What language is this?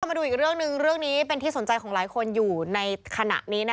Thai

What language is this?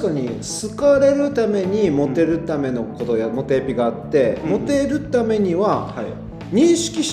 Japanese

